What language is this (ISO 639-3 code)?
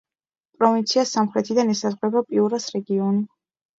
kat